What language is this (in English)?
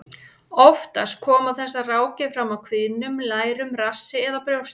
Icelandic